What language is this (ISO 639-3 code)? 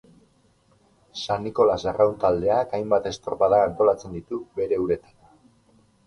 eus